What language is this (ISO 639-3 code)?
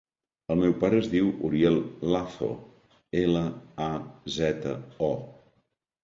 cat